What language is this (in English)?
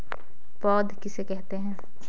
Hindi